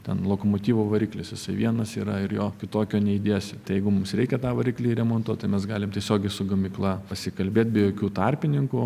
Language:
Lithuanian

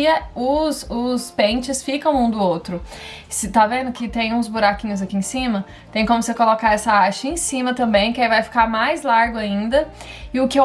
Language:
Portuguese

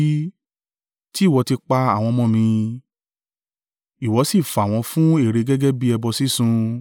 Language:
Yoruba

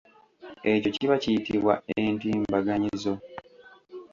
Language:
Ganda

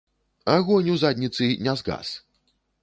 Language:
Belarusian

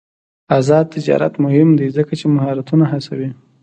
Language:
Pashto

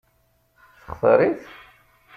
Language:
Kabyle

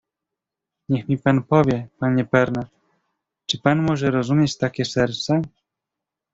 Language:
Polish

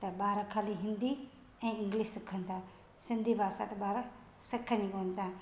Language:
Sindhi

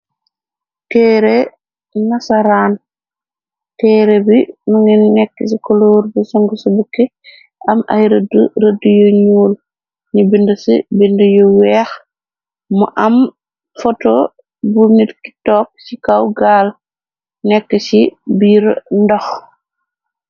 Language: Wolof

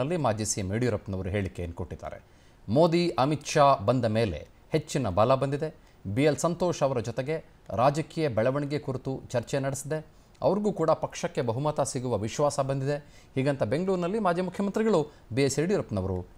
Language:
Arabic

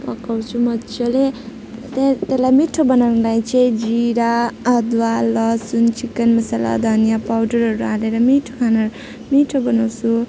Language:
Nepali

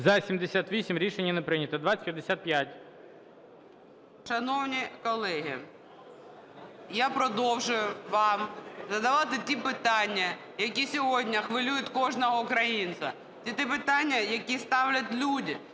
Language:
Ukrainian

